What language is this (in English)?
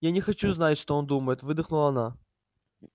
Russian